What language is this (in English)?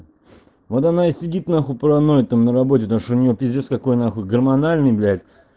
Russian